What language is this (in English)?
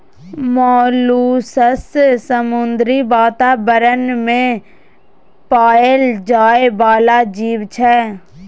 Maithili